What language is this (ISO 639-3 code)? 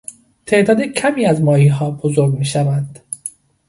fas